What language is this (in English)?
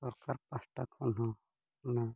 Santali